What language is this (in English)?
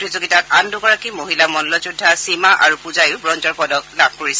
Assamese